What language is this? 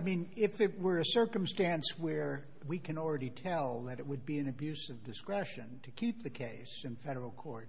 English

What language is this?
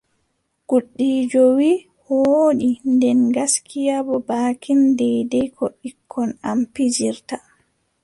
Adamawa Fulfulde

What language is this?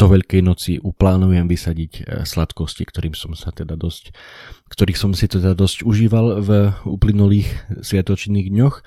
Slovak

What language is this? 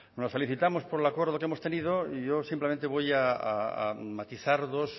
Spanish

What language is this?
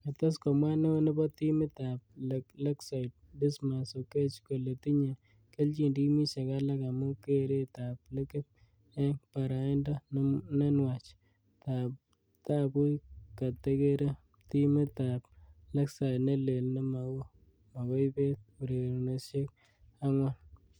Kalenjin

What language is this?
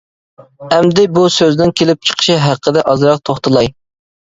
Uyghur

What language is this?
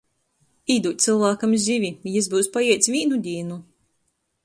Latgalian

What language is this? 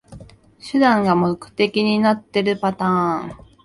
Japanese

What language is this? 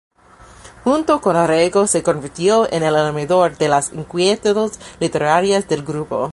Spanish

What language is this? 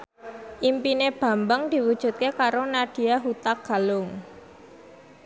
Javanese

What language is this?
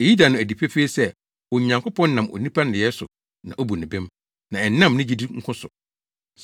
Akan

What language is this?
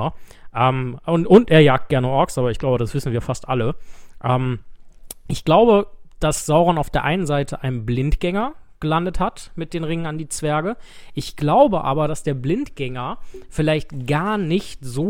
German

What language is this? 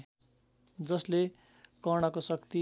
Nepali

